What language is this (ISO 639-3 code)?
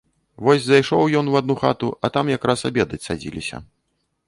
bel